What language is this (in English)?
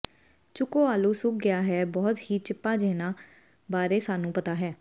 Punjabi